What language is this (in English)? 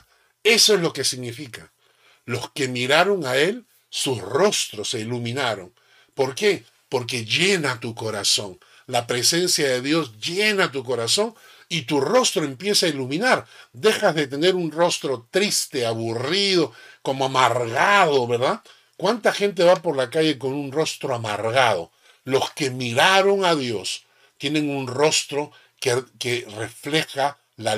Spanish